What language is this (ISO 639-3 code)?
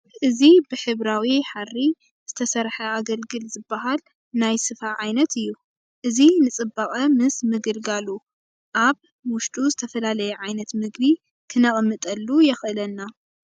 tir